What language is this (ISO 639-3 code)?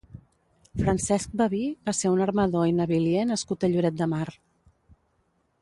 cat